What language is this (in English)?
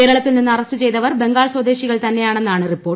Malayalam